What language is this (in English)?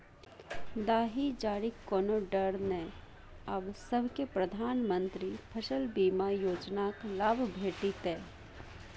Maithili